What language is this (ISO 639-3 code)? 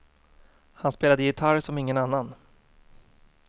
swe